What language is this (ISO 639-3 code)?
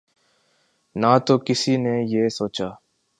urd